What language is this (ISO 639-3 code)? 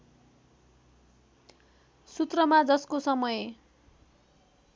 nep